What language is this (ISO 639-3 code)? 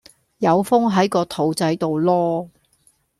yue